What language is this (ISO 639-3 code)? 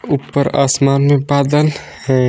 hin